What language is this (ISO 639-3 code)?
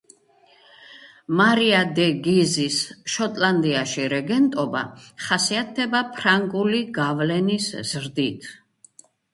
kat